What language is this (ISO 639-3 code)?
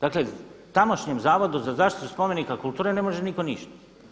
hrv